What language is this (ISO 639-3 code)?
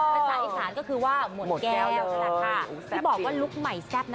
tha